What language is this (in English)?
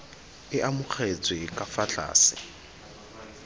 Tswana